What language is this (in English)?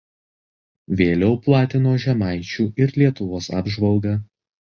Lithuanian